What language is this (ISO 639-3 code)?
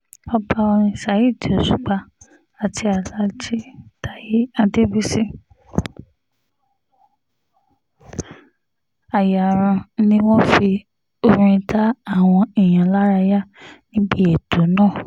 yor